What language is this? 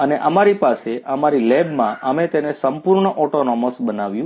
Gujarati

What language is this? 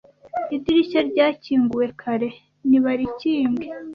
Kinyarwanda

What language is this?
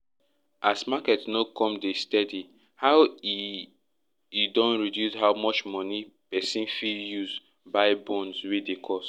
Nigerian Pidgin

